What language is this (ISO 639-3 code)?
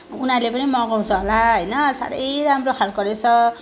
nep